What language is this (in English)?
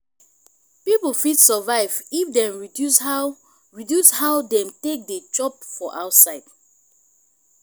Nigerian Pidgin